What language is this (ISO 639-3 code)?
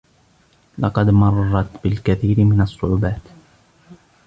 ara